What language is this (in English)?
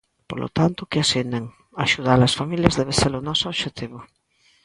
Galician